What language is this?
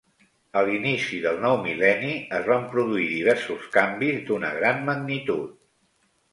Catalan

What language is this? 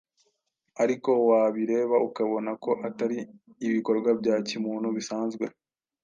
Kinyarwanda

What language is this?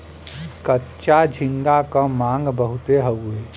Bhojpuri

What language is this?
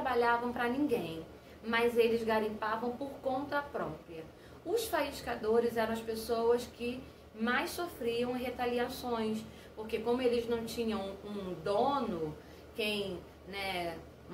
Portuguese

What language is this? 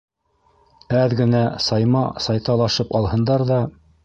Bashkir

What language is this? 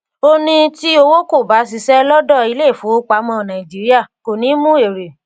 Yoruba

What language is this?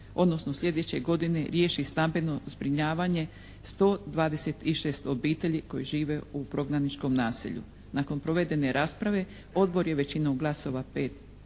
Croatian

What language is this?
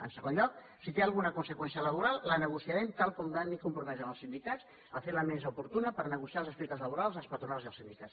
Catalan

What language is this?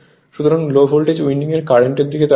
Bangla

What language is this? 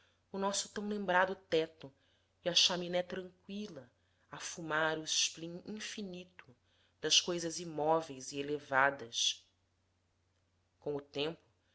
Portuguese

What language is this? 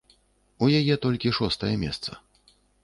Belarusian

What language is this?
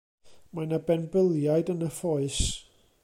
Welsh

